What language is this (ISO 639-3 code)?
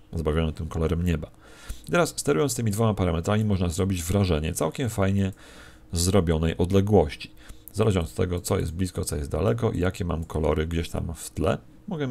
pol